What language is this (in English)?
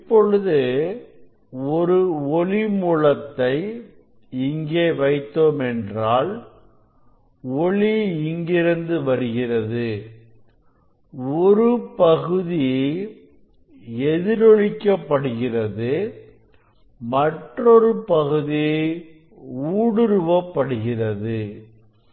Tamil